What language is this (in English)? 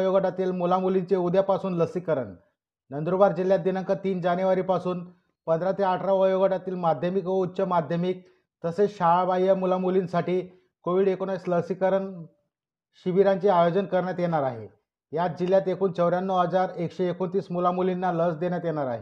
Marathi